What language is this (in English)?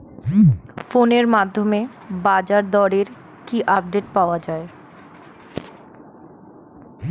Bangla